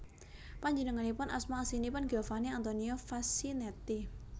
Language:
Javanese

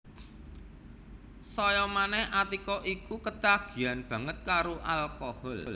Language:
Javanese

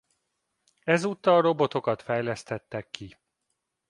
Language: Hungarian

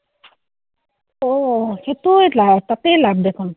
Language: Assamese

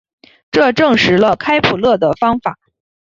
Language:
Chinese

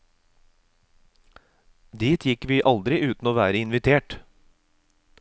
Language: Norwegian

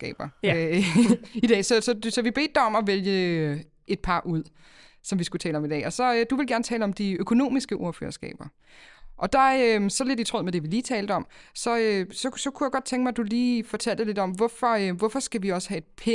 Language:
Danish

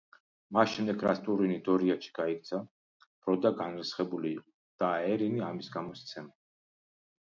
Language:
Georgian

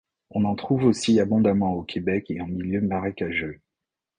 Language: French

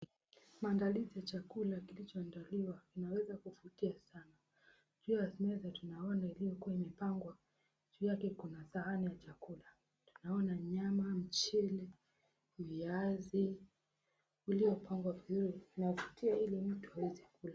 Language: Swahili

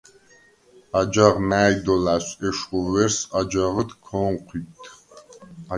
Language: Svan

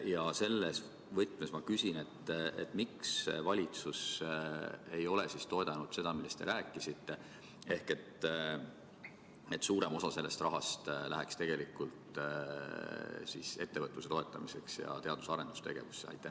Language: Estonian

